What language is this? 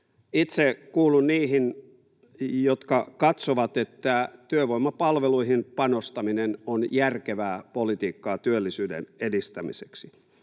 Finnish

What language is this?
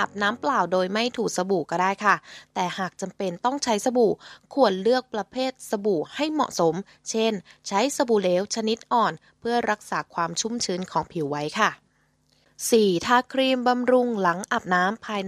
Thai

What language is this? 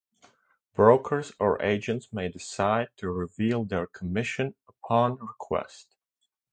English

